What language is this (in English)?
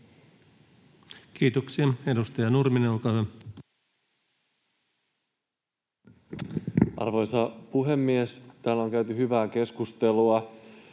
Finnish